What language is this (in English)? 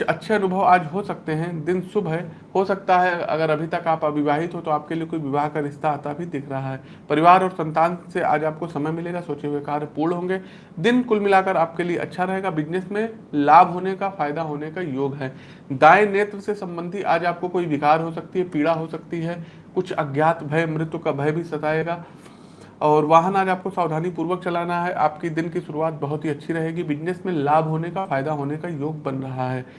Hindi